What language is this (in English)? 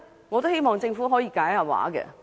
Cantonese